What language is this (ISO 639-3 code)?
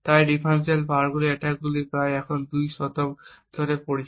ben